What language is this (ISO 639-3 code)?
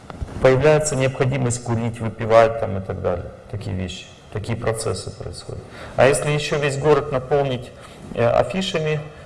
rus